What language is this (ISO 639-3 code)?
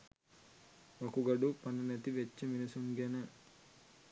sin